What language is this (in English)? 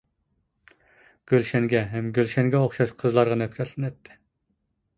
Uyghur